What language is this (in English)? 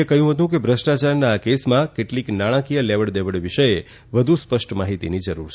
Gujarati